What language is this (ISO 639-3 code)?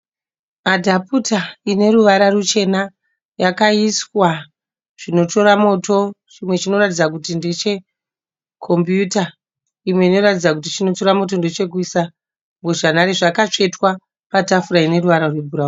sna